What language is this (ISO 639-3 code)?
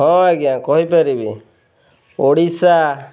ori